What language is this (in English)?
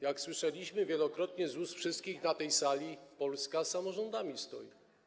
Polish